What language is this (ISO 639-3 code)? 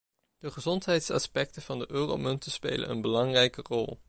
nld